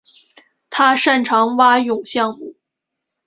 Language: Chinese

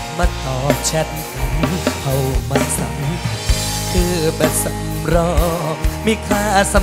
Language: Thai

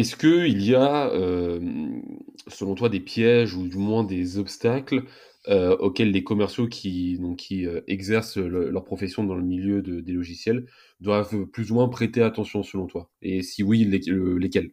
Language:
French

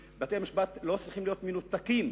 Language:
Hebrew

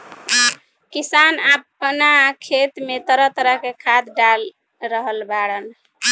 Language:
Bhojpuri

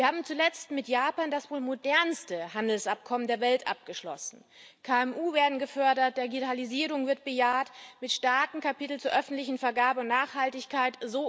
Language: German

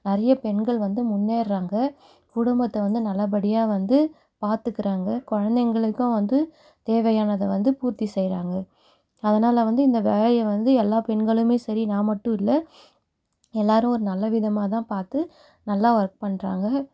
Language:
Tamil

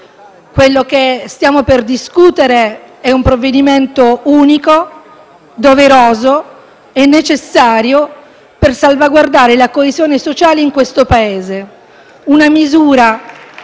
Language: Italian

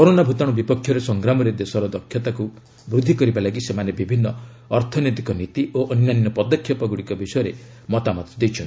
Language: Odia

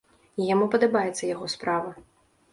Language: Belarusian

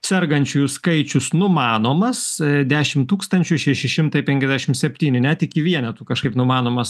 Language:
Lithuanian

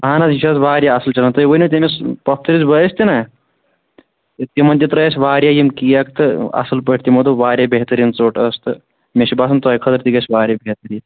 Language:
Kashmiri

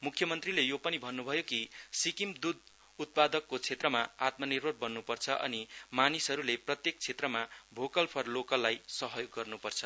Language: Nepali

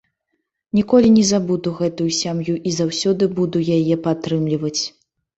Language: Belarusian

